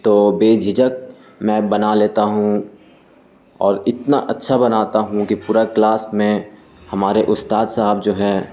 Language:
Urdu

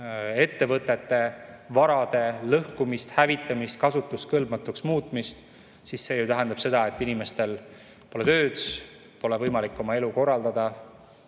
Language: Estonian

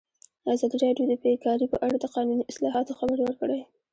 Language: Pashto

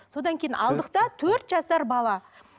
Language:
Kazakh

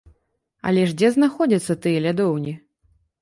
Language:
Belarusian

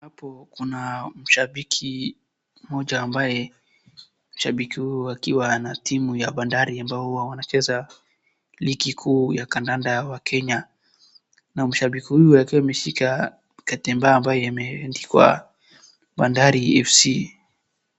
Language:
Swahili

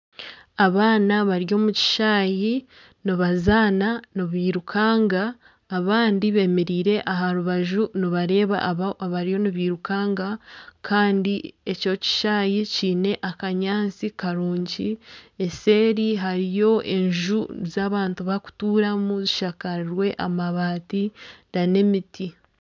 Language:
Nyankole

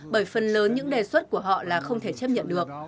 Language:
Vietnamese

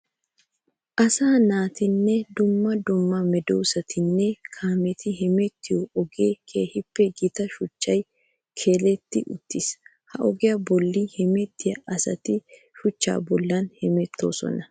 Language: Wolaytta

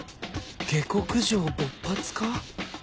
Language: Japanese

